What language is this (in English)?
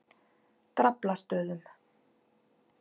Icelandic